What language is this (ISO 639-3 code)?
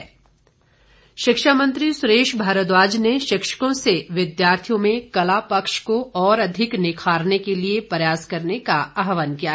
hin